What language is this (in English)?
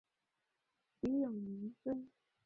Chinese